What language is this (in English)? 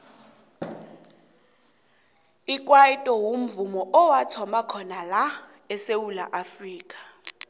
South Ndebele